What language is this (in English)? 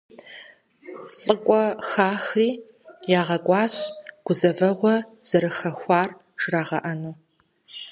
Kabardian